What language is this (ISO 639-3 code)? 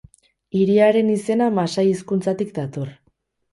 eus